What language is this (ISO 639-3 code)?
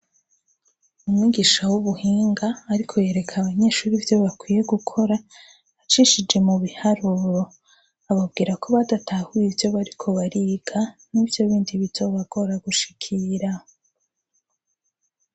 run